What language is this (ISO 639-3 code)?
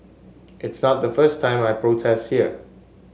eng